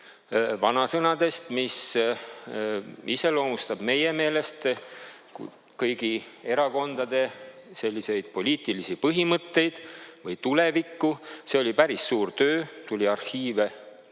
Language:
Estonian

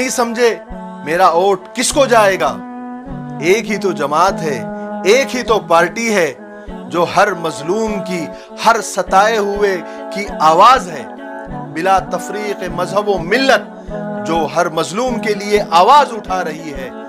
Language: Hindi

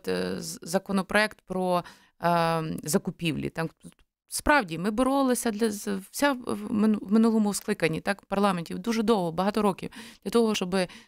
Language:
Ukrainian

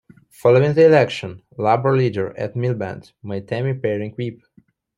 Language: English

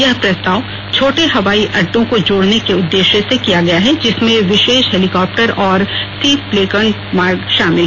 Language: Hindi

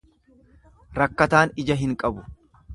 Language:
Oromo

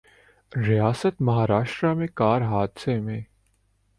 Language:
Urdu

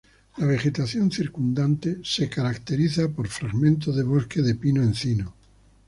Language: Spanish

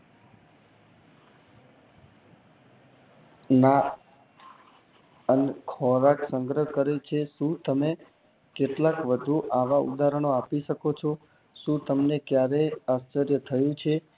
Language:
Gujarati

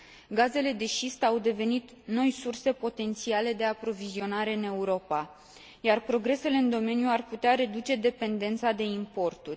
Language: Romanian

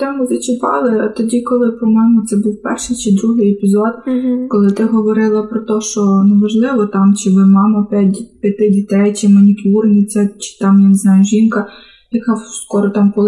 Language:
Ukrainian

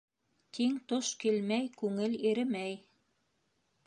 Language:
Bashkir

